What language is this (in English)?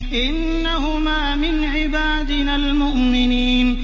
Arabic